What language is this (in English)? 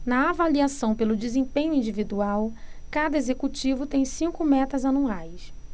Portuguese